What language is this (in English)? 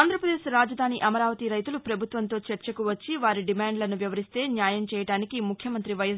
Telugu